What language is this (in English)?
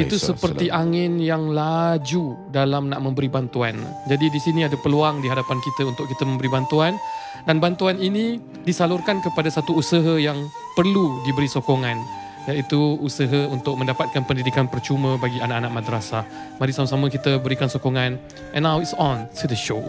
Malay